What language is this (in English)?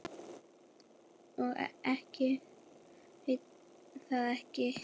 Icelandic